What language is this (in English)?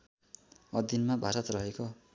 Nepali